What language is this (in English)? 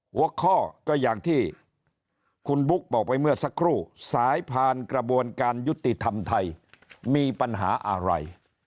Thai